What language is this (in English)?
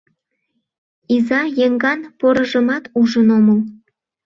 Mari